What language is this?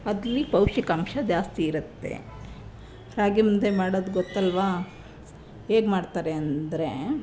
Kannada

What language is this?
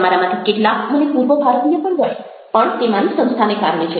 Gujarati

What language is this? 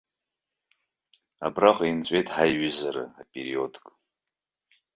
Abkhazian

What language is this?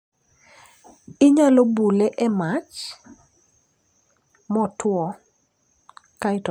Luo (Kenya and Tanzania)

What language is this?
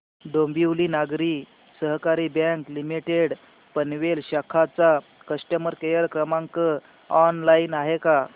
Marathi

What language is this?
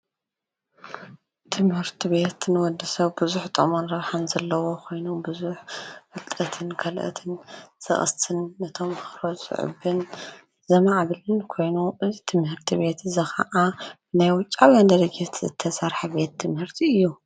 Tigrinya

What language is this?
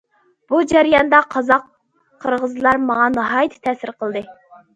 Uyghur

